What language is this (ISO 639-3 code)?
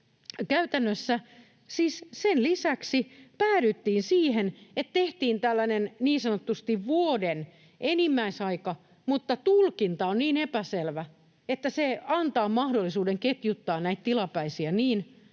fin